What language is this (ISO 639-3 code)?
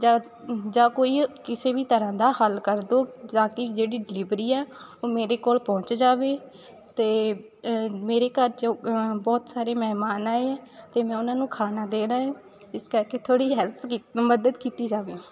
pan